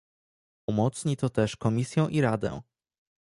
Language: Polish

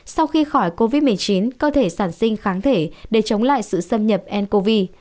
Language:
Vietnamese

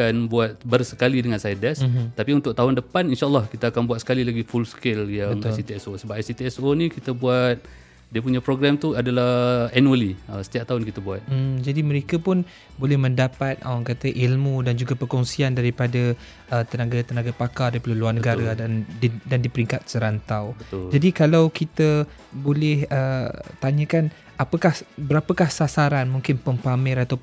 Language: Malay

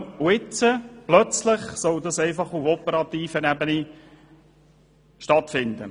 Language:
Swiss German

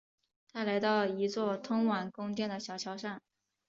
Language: Chinese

